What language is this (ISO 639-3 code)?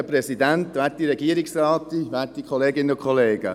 gsw